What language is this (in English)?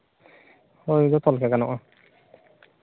Santali